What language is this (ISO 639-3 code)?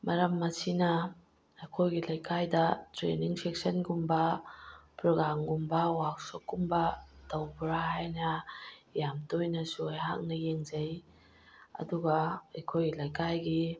mni